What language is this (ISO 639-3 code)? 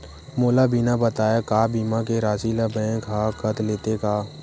hne